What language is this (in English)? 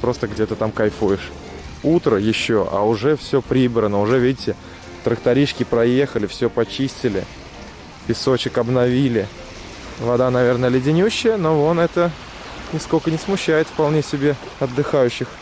Russian